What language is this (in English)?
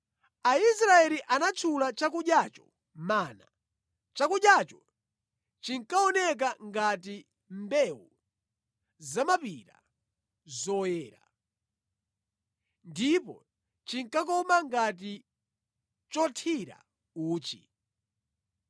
Nyanja